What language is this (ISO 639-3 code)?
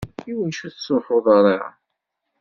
kab